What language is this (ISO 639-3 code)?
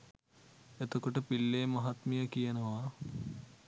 sin